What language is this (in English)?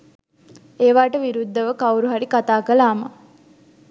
Sinhala